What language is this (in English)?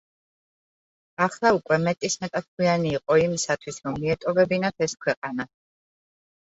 Georgian